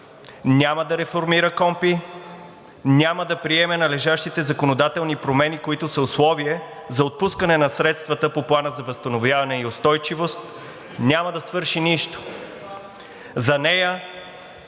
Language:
Bulgarian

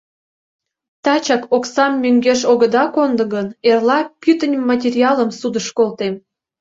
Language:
Mari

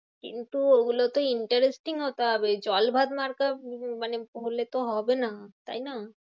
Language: Bangla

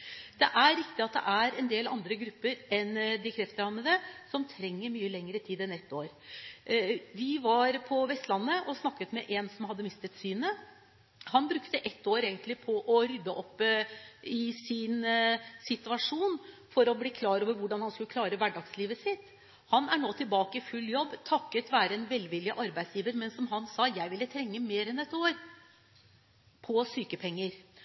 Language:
Norwegian Bokmål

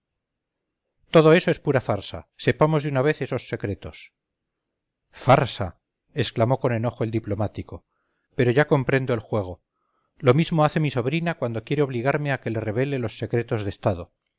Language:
Spanish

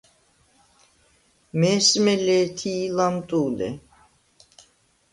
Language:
Svan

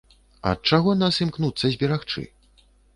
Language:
Belarusian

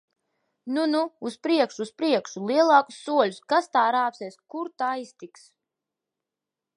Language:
Latvian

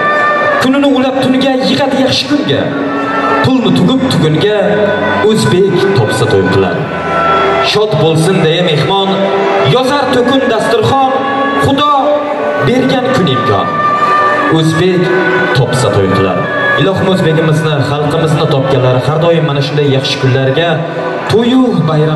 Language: Turkish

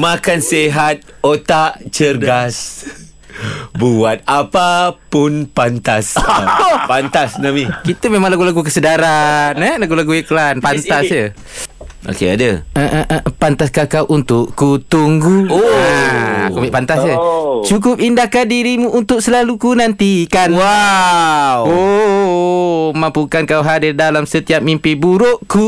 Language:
Malay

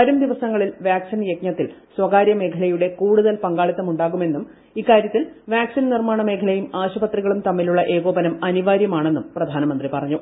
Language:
Malayalam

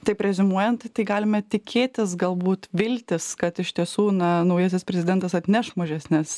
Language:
Lithuanian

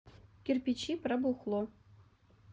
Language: Russian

